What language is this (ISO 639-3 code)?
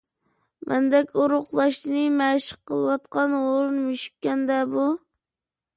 uig